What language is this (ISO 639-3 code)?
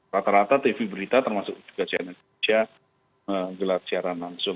ind